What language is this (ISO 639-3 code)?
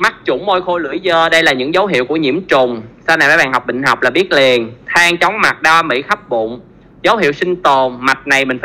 vie